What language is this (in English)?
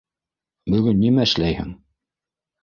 Bashkir